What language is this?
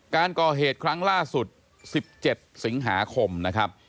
Thai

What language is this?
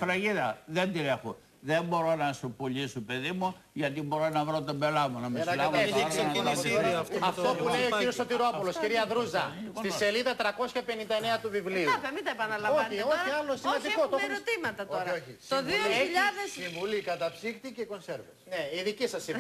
Greek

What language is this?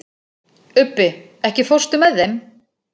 Icelandic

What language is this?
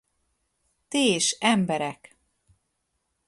Hungarian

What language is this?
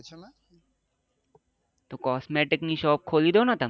Gujarati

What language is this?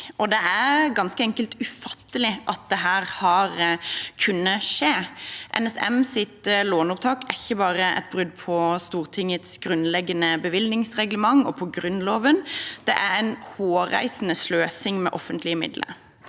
Norwegian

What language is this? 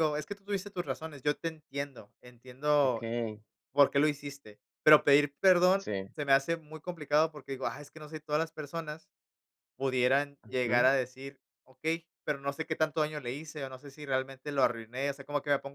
Spanish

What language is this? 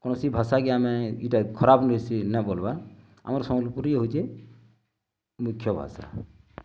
Odia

